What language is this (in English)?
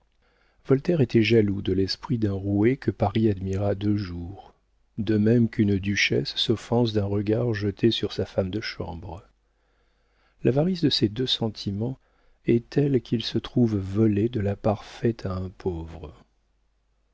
French